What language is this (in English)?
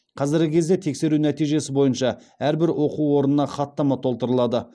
Kazakh